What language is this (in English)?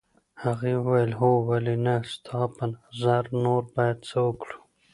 Pashto